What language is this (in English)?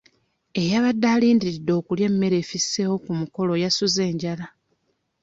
Ganda